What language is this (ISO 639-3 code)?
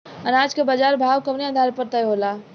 bho